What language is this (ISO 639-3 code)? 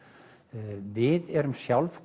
isl